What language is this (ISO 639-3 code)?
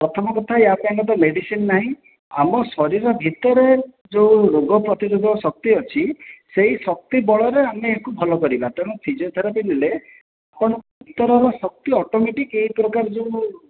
ori